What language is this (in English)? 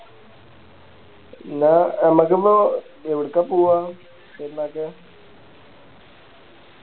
Malayalam